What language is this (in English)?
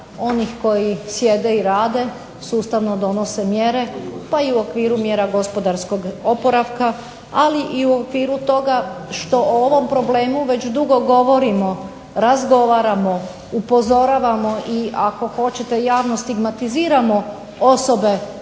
Croatian